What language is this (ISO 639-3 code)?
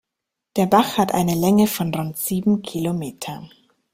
deu